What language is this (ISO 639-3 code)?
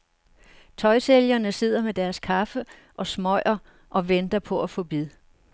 dan